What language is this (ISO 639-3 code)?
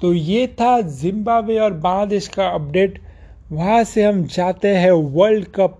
hin